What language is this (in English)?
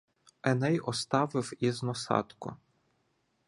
Ukrainian